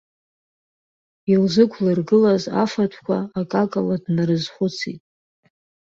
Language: Abkhazian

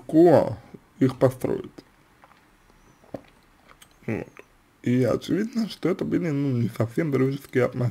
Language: Russian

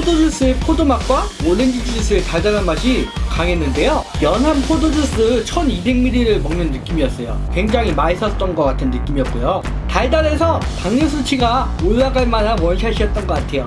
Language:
Korean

